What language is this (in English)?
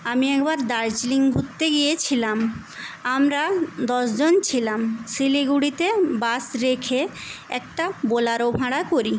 Bangla